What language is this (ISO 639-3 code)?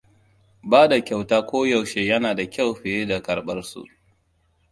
hau